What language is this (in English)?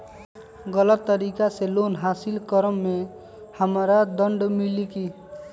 Magahi